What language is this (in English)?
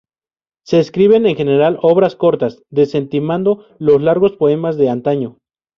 Spanish